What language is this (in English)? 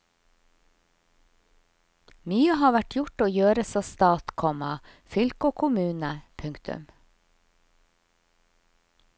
Norwegian